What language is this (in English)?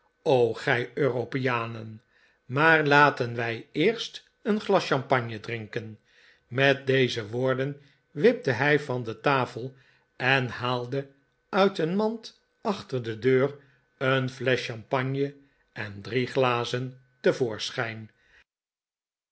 Dutch